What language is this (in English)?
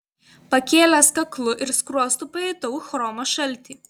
Lithuanian